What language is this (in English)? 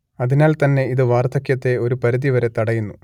Malayalam